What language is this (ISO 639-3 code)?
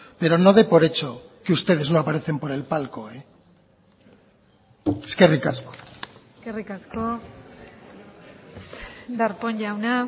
spa